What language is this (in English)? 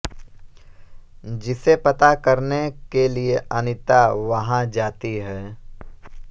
Hindi